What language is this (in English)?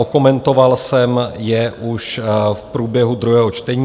Czech